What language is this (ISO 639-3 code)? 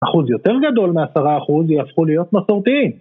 heb